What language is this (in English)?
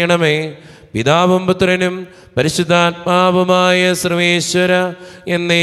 Malayalam